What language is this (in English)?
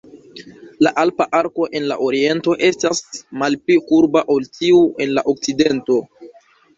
Esperanto